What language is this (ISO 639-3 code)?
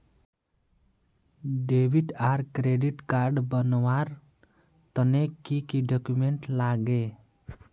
mag